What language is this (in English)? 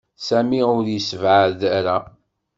Kabyle